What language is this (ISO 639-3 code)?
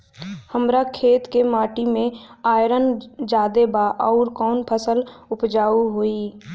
bho